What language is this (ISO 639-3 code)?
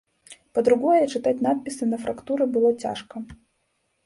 bel